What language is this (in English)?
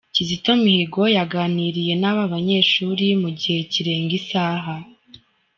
Kinyarwanda